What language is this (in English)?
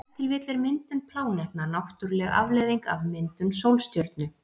Icelandic